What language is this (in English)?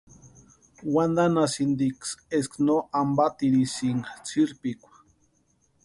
Western Highland Purepecha